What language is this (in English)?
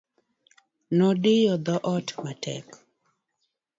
Luo (Kenya and Tanzania)